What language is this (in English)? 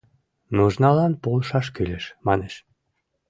Mari